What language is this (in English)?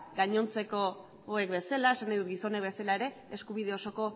Basque